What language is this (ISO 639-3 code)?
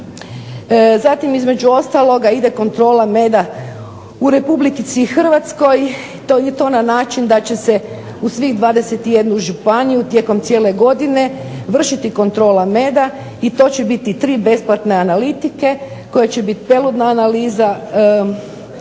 hrv